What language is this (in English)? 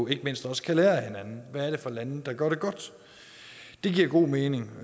Danish